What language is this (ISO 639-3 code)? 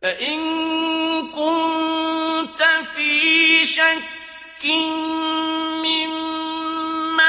ara